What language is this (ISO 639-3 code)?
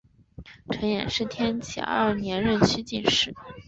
zho